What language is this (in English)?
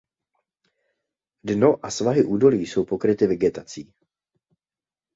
Czech